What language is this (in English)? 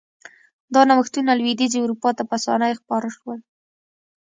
Pashto